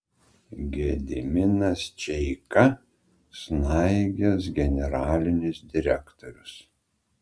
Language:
Lithuanian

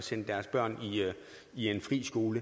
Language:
Danish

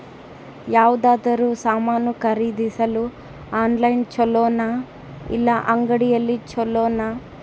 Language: Kannada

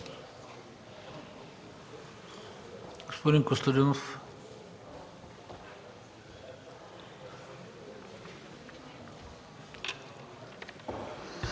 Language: Bulgarian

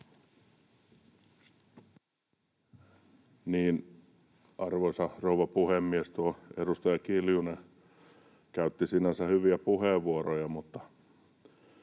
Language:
Finnish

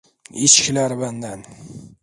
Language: Turkish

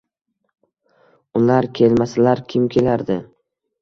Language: Uzbek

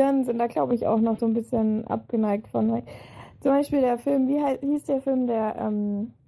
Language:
German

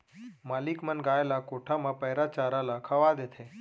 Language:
Chhattisgarhi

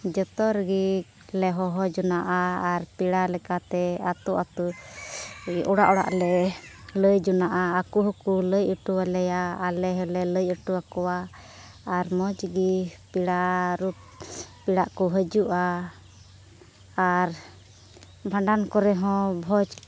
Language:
Santali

